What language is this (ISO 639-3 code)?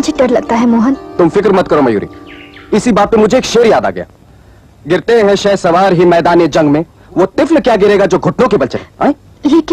hin